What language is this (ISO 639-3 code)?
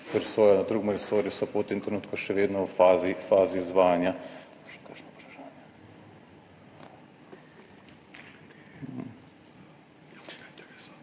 slv